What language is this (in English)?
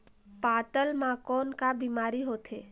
Chhattisgarhi